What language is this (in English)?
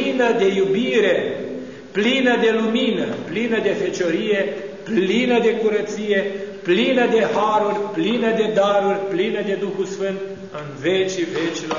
Romanian